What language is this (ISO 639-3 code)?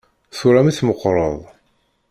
kab